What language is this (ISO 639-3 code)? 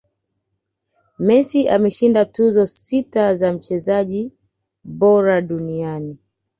swa